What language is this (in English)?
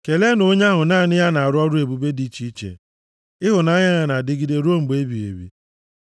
Igbo